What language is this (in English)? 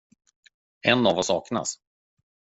Swedish